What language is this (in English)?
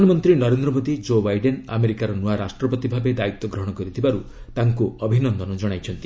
Odia